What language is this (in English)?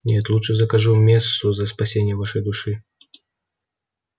Russian